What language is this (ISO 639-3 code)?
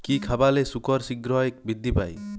ben